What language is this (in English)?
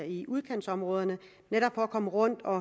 Danish